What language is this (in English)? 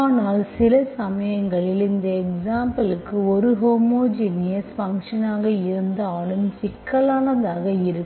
Tamil